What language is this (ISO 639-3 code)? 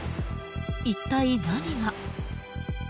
jpn